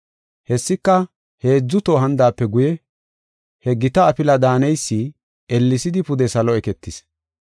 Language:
Gofa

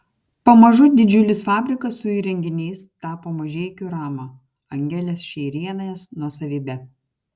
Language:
Lithuanian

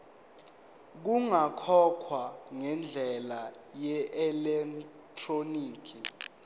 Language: Zulu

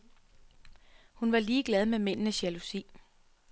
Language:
Danish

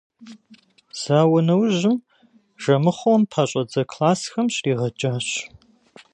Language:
Kabardian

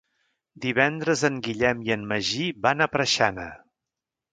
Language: Catalan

